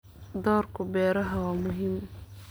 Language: Somali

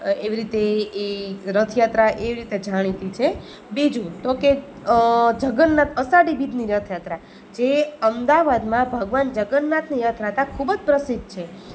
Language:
Gujarati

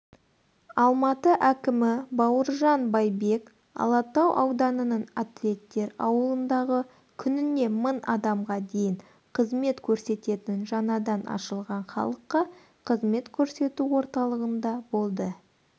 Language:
Kazakh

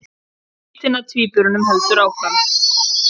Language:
Icelandic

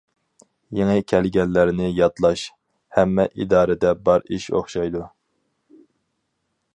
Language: Uyghur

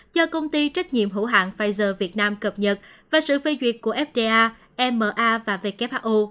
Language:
Vietnamese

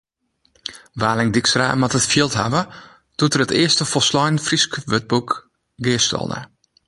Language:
Western Frisian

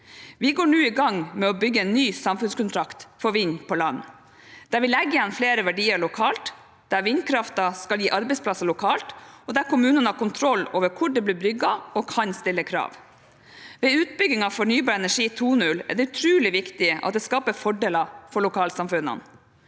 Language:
Norwegian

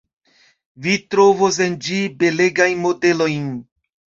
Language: Esperanto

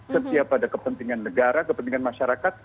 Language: Indonesian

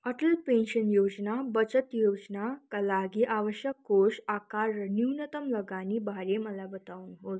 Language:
Nepali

